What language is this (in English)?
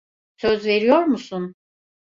Turkish